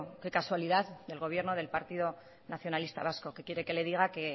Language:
Spanish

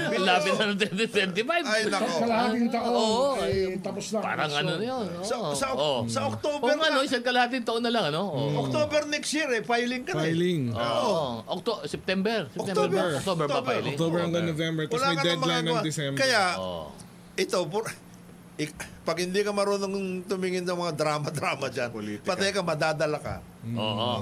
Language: Filipino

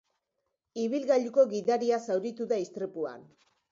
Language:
Basque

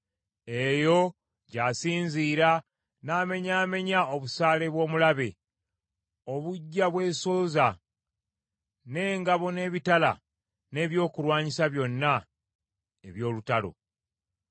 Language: Ganda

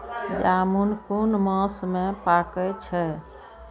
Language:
Maithili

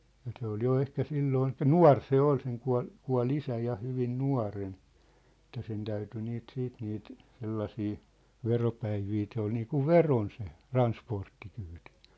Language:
Finnish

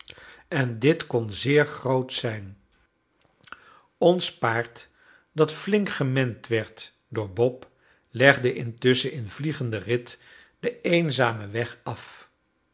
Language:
Dutch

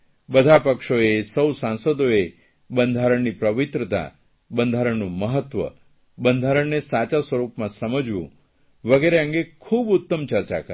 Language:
Gujarati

